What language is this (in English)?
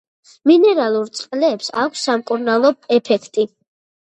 Georgian